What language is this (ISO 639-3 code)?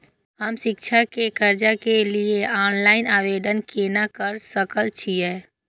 mai